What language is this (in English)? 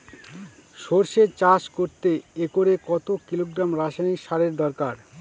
Bangla